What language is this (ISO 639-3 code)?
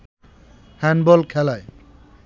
ben